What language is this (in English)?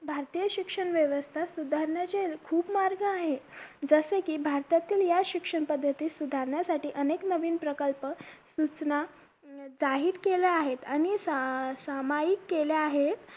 Marathi